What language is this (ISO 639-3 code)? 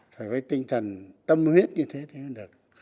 vie